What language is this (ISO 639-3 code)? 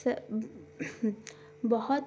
urd